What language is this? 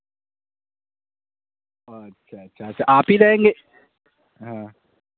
Urdu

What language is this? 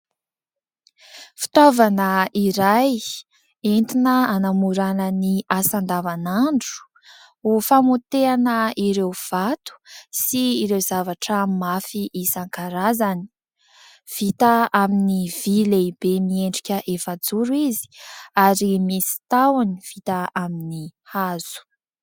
Malagasy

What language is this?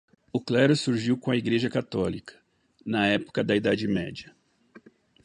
Portuguese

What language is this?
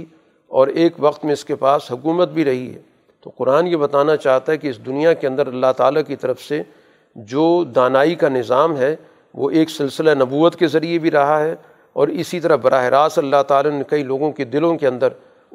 Urdu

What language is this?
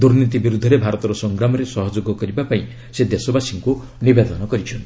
Odia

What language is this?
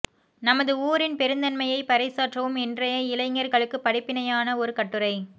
Tamil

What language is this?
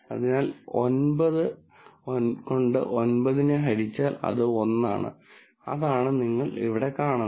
Malayalam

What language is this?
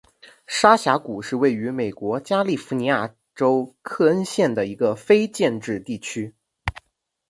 Chinese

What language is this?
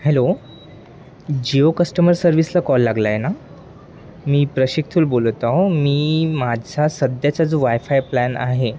Marathi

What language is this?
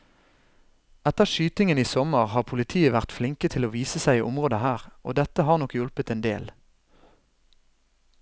Norwegian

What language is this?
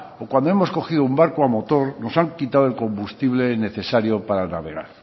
Spanish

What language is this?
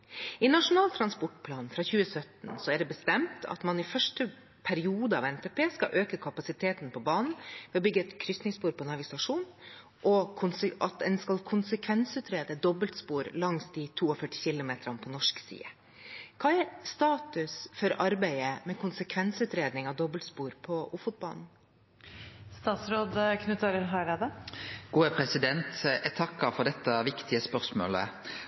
Norwegian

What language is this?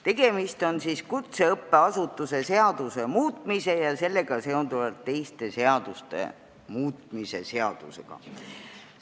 Estonian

